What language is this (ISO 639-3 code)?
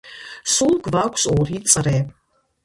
kat